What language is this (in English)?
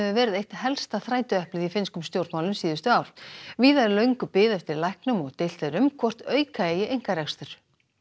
Icelandic